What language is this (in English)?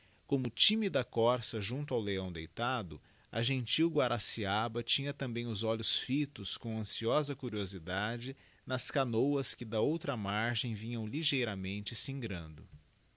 Portuguese